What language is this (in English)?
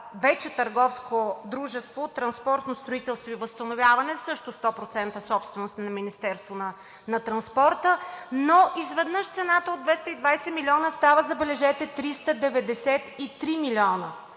Bulgarian